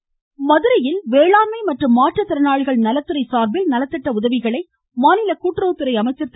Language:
Tamil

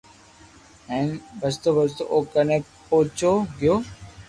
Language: Loarki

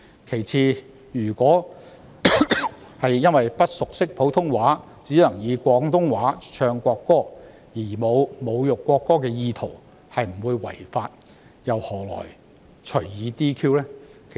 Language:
Cantonese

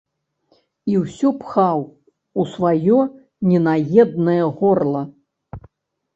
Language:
Belarusian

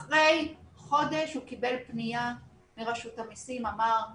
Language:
Hebrew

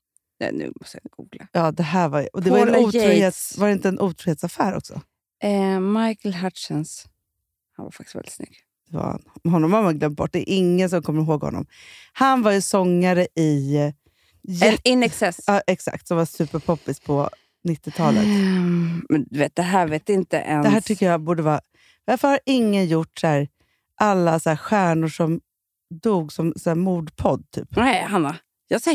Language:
Swedish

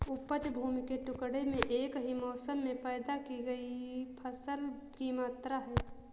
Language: Hindi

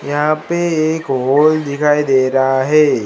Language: Hindi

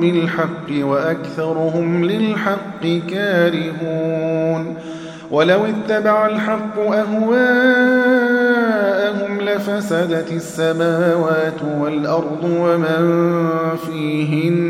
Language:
Arabic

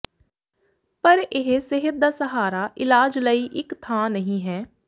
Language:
Punjabi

